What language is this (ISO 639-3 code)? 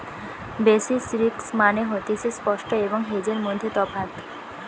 ben